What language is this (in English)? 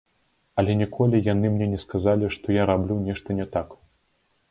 Belarusian